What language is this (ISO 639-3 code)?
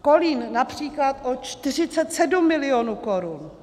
ces